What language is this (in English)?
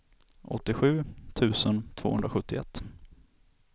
Swedish